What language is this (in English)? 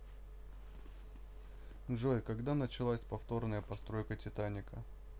Russian